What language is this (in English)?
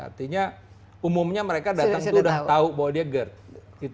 Indonesian